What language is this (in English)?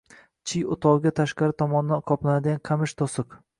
Uzbek